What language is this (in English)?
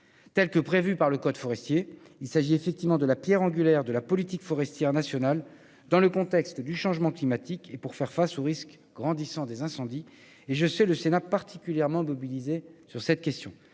French